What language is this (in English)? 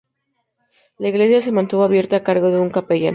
Spanish